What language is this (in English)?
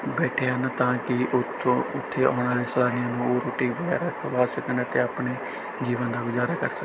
Punjabi